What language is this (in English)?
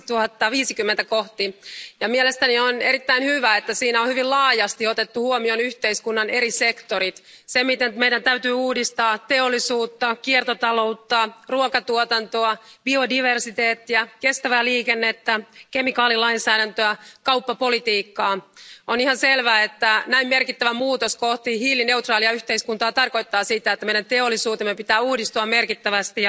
Finnish